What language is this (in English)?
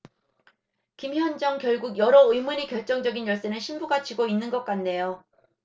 Korean